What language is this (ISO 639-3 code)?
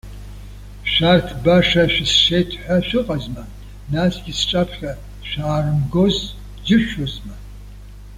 abk